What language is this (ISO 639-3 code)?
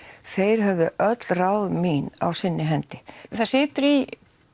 isl